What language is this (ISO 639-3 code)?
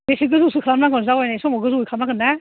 brx